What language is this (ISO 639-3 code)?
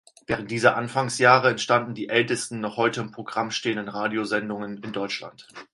deu